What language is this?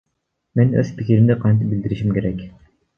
Kyrgyz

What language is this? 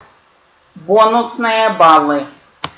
Russian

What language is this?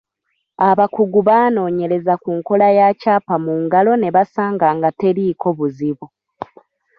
Ganda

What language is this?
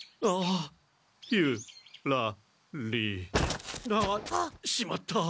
Japanese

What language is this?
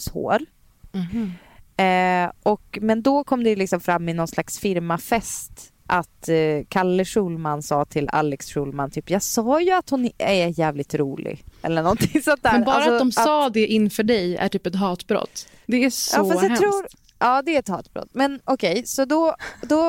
Swedish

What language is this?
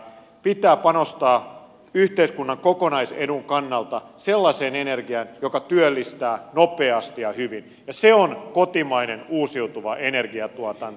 Finnish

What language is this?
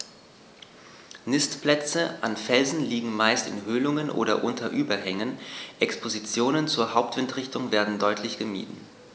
German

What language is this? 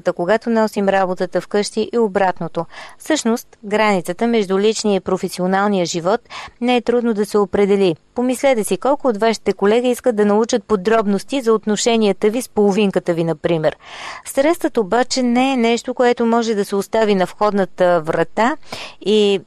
Bulgarian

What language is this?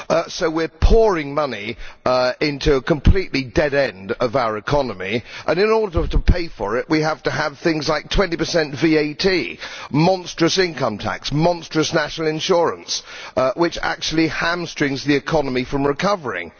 English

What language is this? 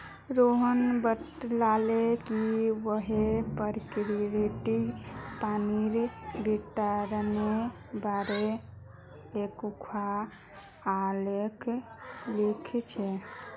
Magahi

